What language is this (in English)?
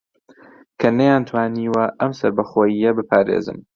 Central Kurdish